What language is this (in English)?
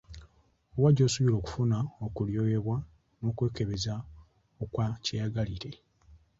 Ganda